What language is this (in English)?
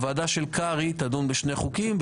Hebrew